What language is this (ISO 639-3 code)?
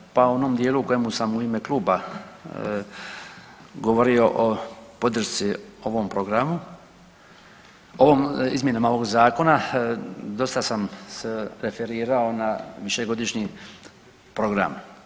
hrv